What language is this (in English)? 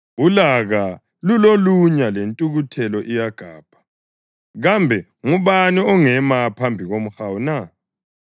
North Ndebele